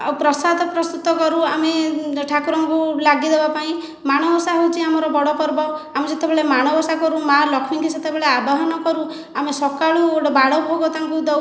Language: Odia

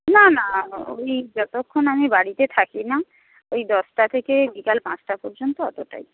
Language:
Bangla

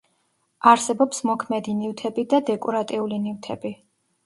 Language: Georgian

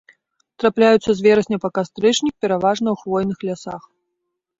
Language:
Belarusian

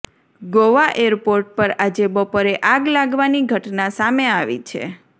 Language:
Gujarati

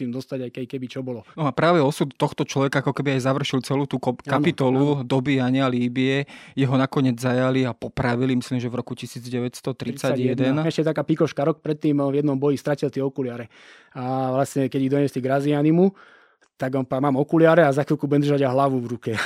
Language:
Slovak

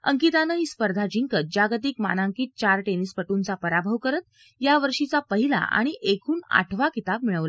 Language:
Marathi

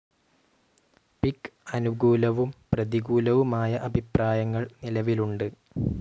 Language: Malayalam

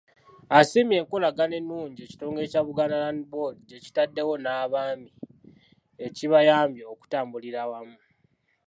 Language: Ganda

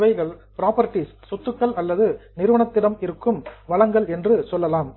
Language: Tamil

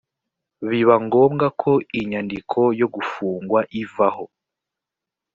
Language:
Kinyarwanda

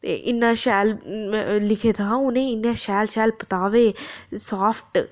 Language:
Dogri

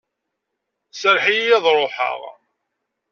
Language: Kabyle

